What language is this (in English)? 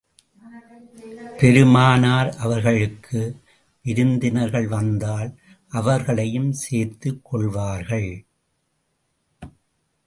Tamil